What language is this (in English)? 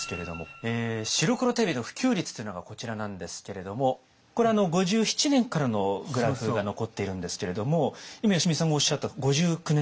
Japanese